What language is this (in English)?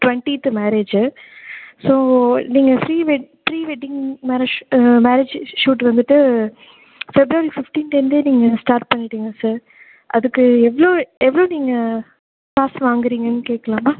Tamil